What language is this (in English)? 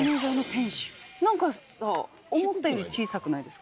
Japanese